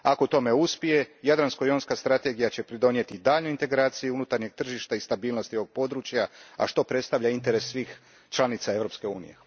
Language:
Croatian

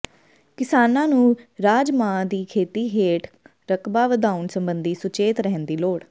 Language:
Punjabi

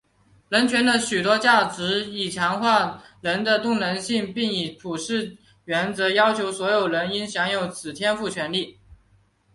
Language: Chinese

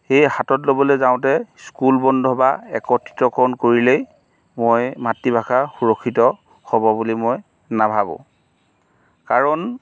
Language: Assamese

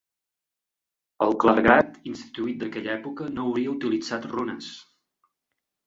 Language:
Catalan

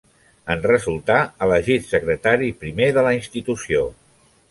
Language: Catalan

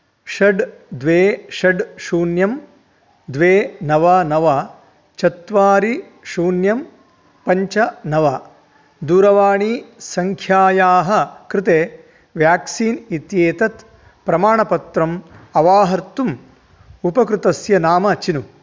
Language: Sanskrit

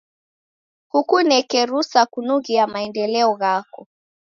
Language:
Taita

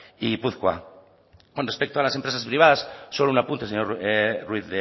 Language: Spanish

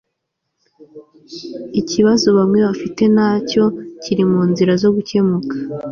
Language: Kinyarwanda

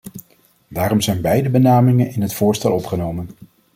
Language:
Dutch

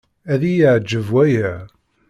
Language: Kabyle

